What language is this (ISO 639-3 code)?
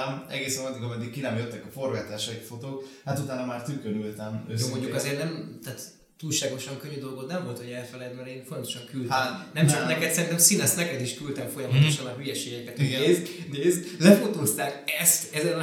hun